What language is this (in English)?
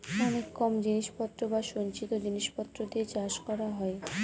Bangla